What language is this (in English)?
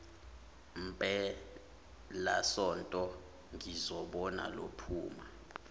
Zulu